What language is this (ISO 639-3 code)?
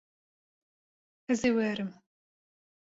kur